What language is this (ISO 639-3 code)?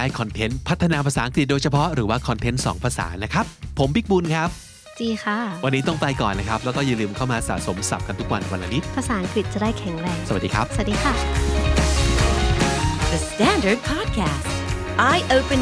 tha